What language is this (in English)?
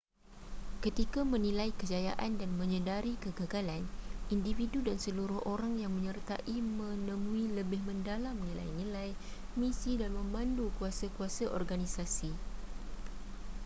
Malay